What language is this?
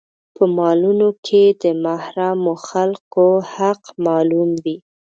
Pashto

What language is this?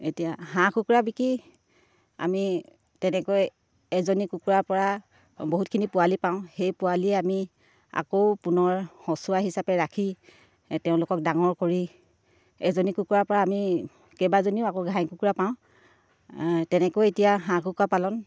Assamese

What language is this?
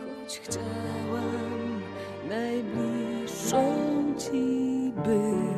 Polish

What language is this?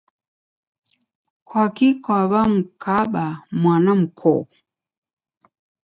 Taita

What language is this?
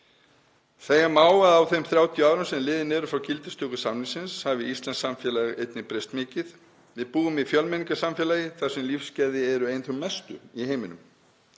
Icelandic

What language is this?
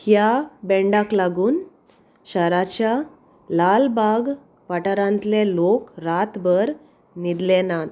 Konkani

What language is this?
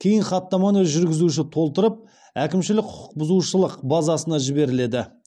Kazakh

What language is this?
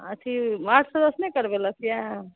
Maithili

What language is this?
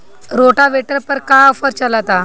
Bhojpuri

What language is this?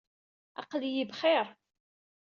Kabyle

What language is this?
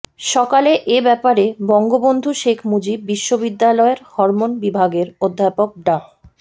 Bangla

